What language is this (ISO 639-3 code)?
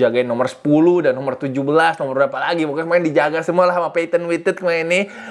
ind